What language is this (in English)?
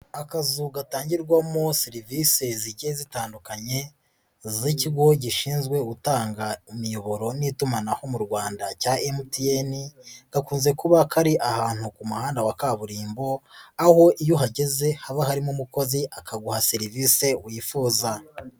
Kinyarwanda